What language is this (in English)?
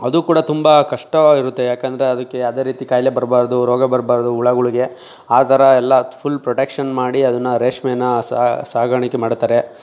Kannada